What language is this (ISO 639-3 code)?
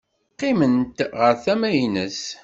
kab